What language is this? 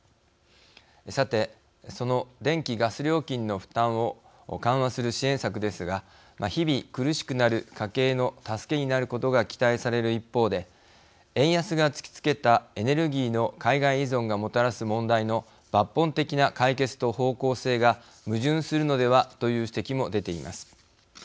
Japanese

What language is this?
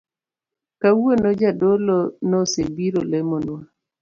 Luo (Kenya and Tanzania)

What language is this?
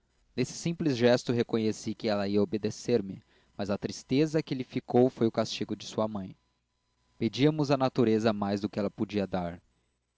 Portuguese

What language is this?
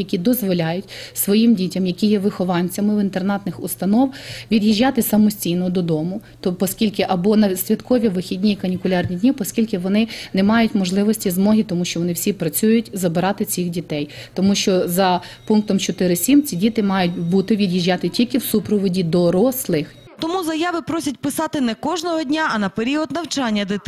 Ukrainian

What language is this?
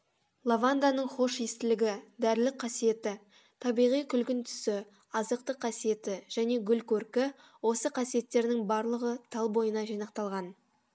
Kazakh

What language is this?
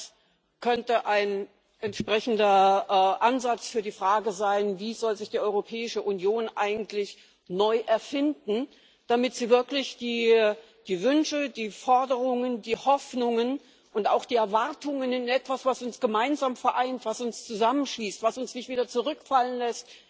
German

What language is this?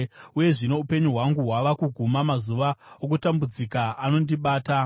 Shona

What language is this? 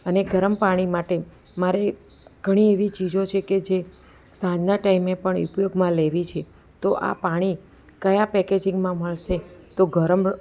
Gujarati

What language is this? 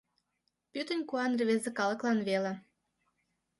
Mari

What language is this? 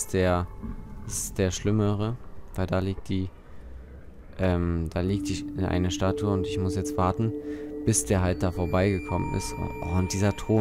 German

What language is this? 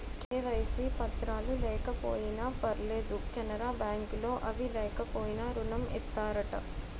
Telugu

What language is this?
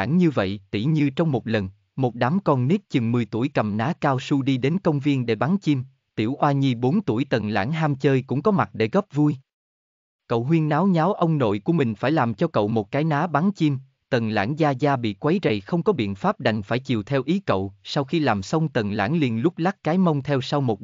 Vietnamese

